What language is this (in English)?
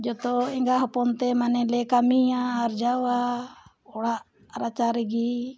Santali